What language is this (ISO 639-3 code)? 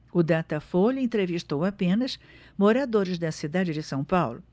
por